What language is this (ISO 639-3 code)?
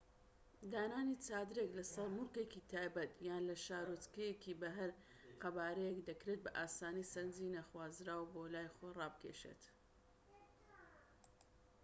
ckb